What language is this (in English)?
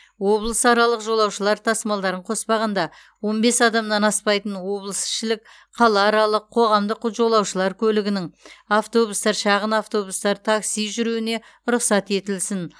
Kazakh